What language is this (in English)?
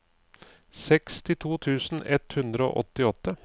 Norwegian